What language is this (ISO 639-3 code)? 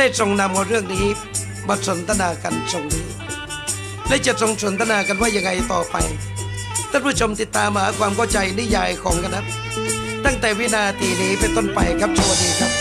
tha